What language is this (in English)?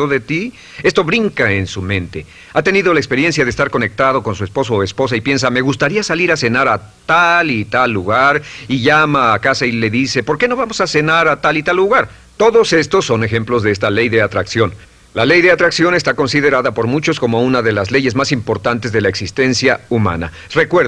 Spanish